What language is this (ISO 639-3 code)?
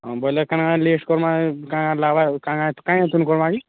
ori